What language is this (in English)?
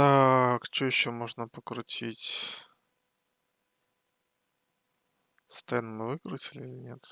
Russian